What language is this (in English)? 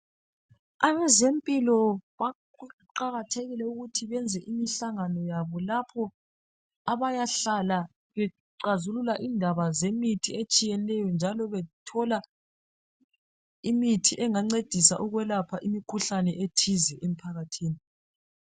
North Ndebele